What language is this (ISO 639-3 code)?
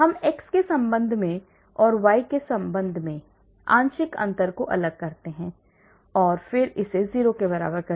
hin